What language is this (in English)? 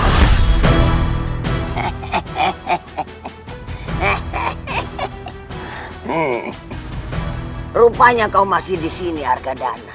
Indonesian